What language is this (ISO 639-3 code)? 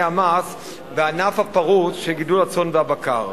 heb